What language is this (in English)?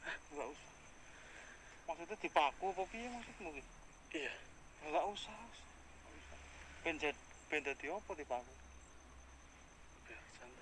Indonesian